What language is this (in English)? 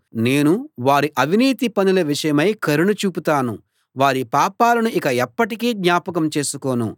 Telugu